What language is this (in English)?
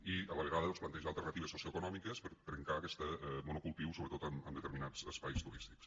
Catalan